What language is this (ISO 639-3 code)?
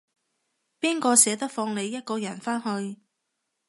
yue